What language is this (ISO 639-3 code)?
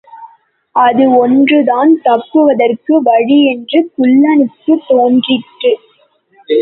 tam